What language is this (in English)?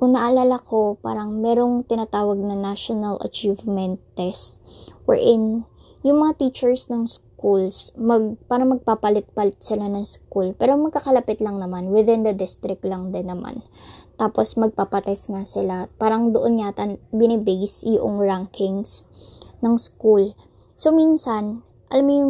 Filipino